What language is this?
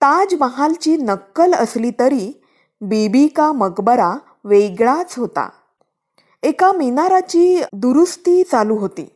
Marathi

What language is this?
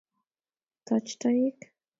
Kalenjin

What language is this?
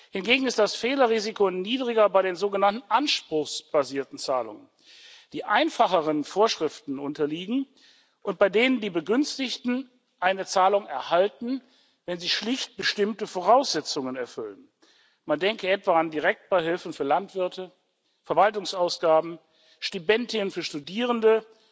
German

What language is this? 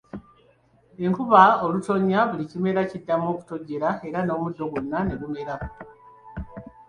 Ganda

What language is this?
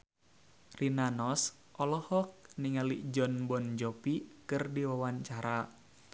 Sundanese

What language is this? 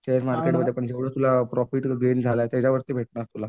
Marathi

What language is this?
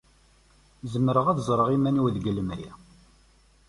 Kabyle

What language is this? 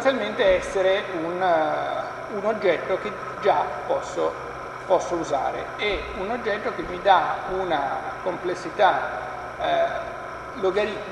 Italian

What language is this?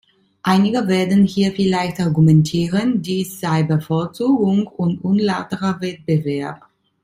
German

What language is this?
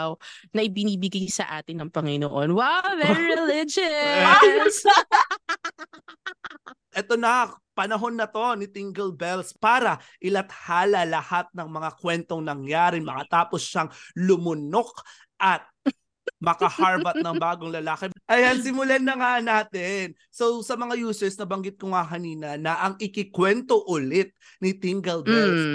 Filipino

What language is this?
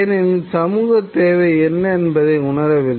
Tamil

